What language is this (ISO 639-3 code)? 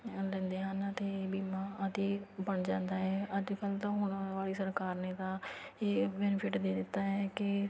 pan